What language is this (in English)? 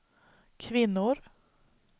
Swedish